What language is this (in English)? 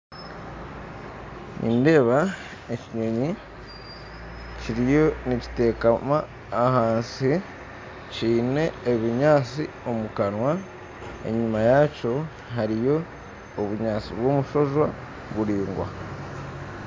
Nyankole